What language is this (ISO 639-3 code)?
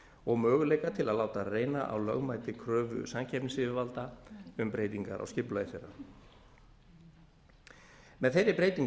isl